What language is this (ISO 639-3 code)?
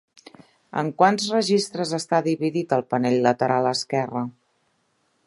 cat